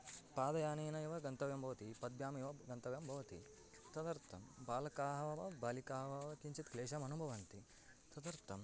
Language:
Sanskrit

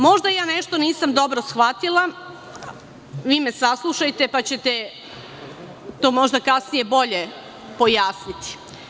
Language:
Serbian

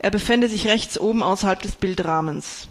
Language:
German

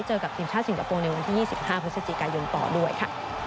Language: Thai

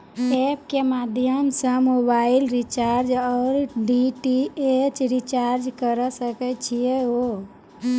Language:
Maithili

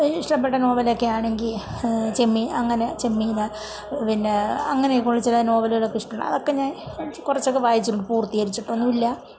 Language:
Malayalam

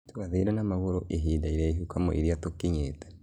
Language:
Kikuyu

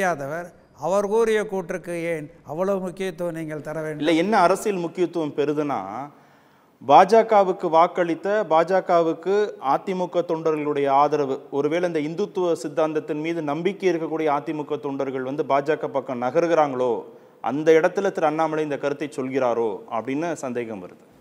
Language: Tamil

